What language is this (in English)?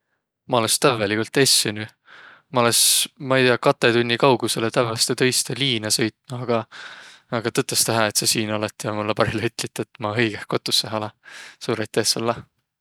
Võro